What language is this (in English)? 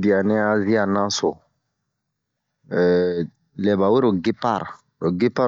Bomu